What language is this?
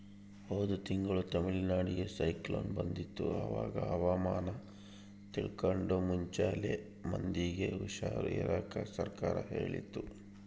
Kannada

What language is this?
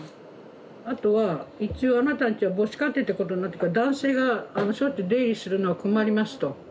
Japanese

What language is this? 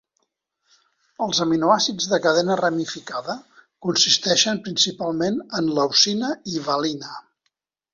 Catalan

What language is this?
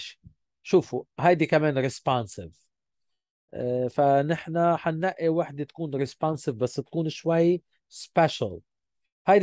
Arabic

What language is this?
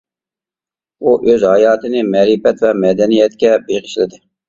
Uyghur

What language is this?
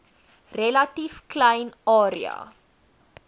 Afrikaans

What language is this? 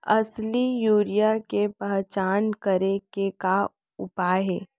Chhattisgarhi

